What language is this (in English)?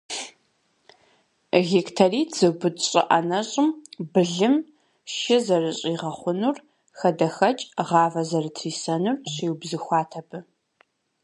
Kabardian